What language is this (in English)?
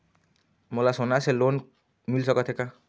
Chhattisgarhi